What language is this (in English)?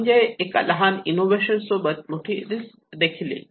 Marathi